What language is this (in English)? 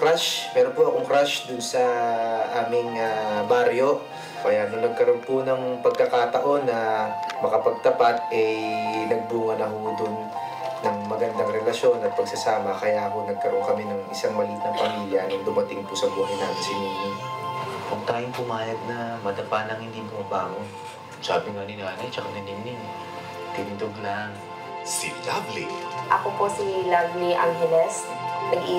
Filipino